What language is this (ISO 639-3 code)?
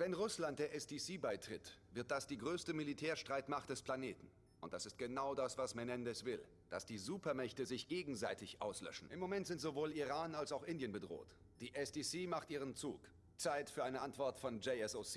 deu